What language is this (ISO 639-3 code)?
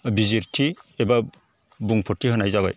brx